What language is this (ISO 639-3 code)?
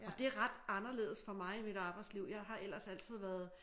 dan